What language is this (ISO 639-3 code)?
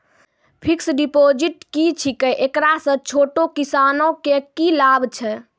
mai